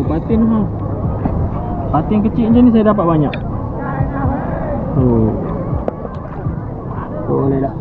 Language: Malay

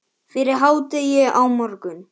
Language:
Icelandic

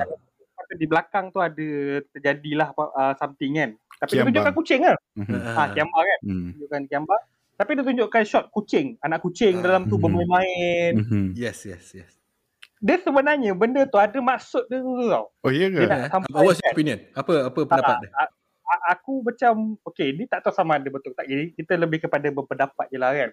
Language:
Malay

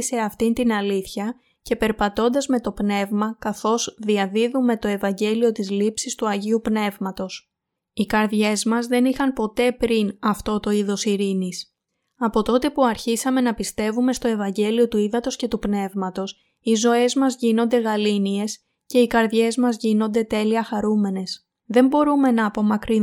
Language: Greek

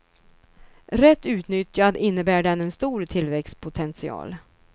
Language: Swedish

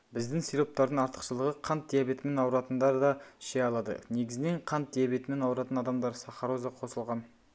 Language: Kazakh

